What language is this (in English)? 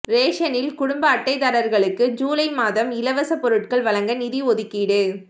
Tamil